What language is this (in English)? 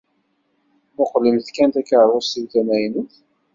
Kabyle